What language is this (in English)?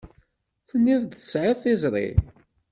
Kabyle